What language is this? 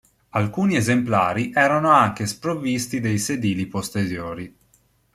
Italian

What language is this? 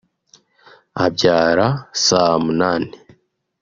Kinyarwanda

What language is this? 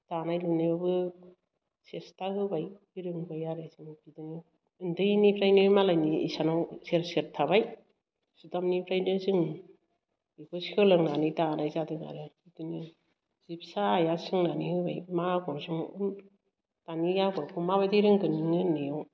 Bodo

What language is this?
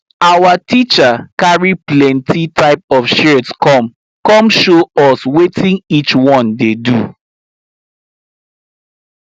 Nigerian Pidgin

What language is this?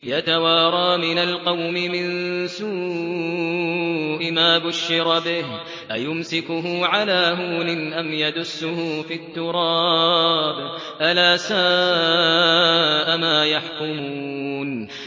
Arabic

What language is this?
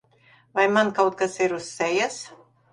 Latvian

